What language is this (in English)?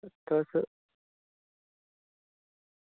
Dogri